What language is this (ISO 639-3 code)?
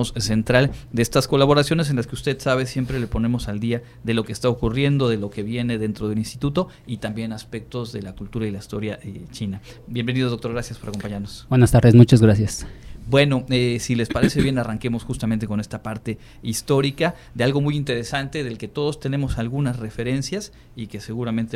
spa